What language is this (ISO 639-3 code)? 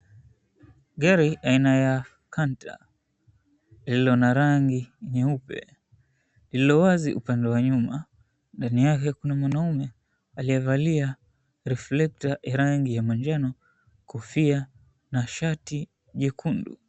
swa